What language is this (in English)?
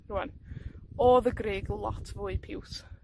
Welsh